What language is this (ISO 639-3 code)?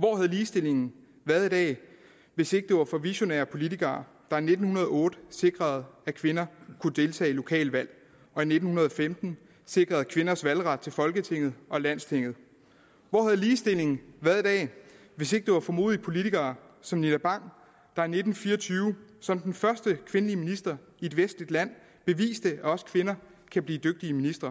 dan